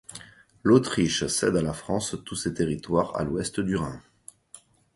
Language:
French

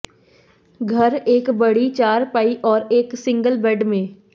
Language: Hindi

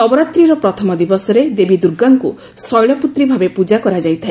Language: Odia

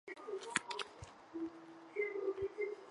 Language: Chinese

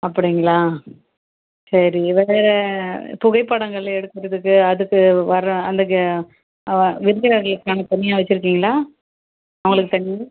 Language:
Tamil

